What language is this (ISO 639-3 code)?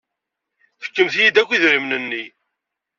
kab